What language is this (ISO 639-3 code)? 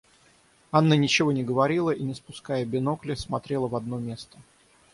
rus